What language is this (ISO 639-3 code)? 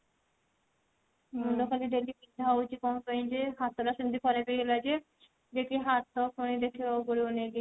ori